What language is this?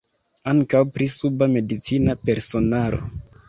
Esperanto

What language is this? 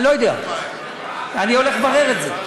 Hebrew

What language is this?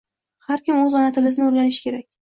Uzbek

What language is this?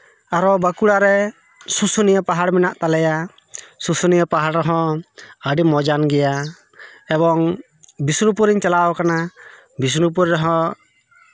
Santali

